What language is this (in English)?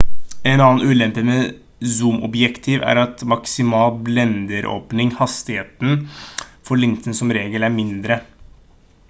Norwegian Bokmål